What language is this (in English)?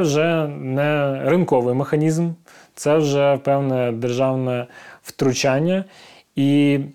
Ukrainian